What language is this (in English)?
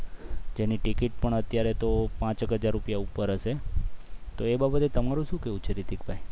Gujarati